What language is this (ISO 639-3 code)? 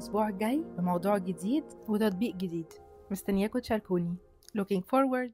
ara